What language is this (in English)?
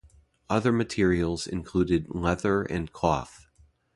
English